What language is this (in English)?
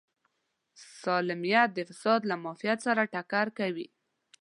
Pashto